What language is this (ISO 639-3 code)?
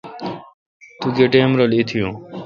xka